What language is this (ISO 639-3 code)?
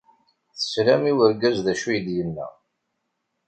kab